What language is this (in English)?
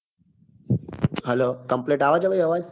Gujarati